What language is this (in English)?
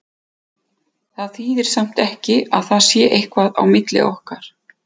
Icelandic